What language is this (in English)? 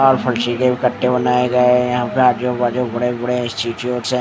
Hindi